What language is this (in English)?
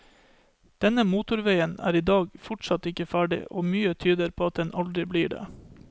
Norwegian